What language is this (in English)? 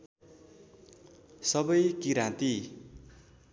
Nepali